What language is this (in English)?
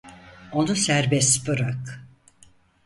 Turkish